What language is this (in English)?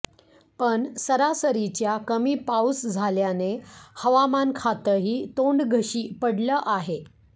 Marathi